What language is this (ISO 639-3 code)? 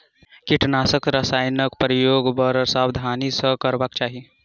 mai